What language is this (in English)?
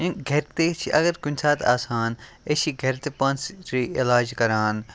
Kashmiri